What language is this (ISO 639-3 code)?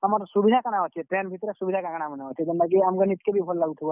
ori